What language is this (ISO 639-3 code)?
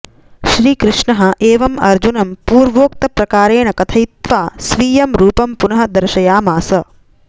san